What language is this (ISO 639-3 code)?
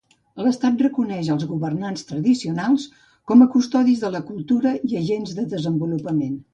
cat